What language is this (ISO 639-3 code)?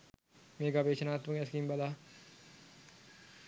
sin